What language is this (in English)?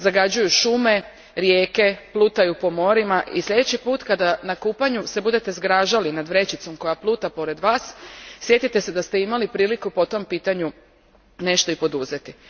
Croatian